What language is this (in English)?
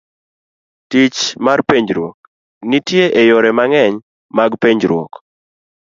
Luo (Kenya and Tanzania)